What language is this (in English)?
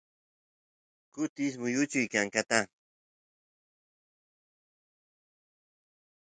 Santiago del Estero Quichua